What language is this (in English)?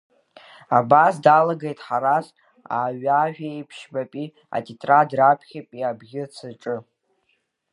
Abkhazian